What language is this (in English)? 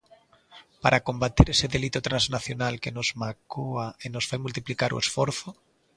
Galician